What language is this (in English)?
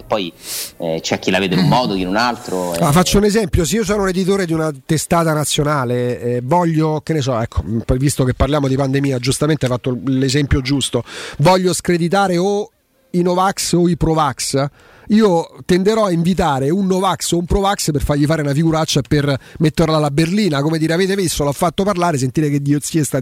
Italian